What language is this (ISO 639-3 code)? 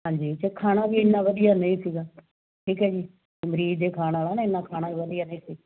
pan